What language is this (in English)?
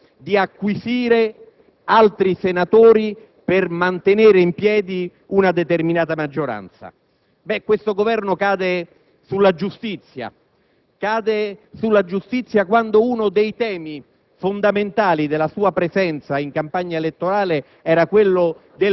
Italian